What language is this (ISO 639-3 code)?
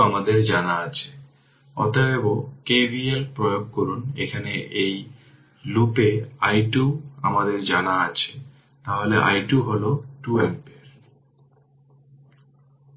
ben